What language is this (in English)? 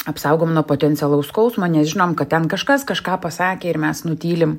Lithuanian